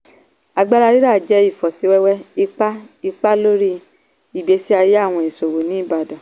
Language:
Yoruba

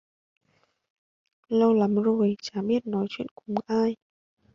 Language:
Vietnamese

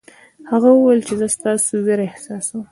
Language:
Pashto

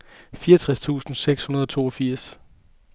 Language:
Danish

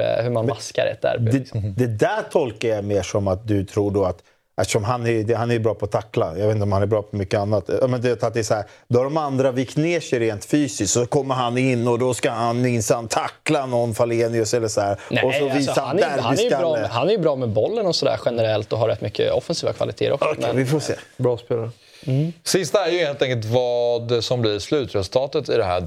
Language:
Swedish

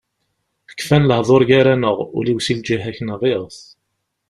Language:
Kabyle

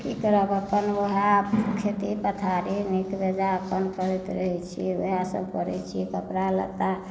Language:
Maithili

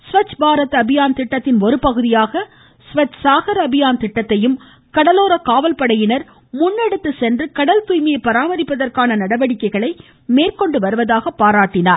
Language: Tamil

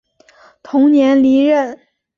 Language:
Chinese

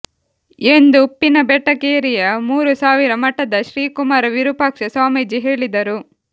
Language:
Kannada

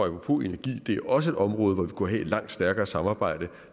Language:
Danish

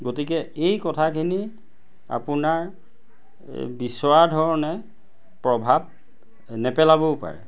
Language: Assamese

